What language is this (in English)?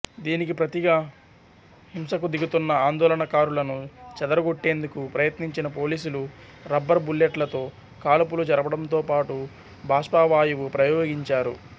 Telugu